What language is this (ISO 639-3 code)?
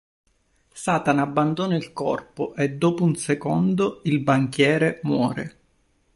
ita